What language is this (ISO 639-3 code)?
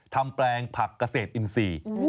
tha